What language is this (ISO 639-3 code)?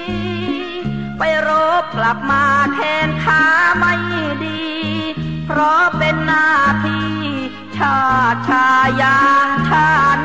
tha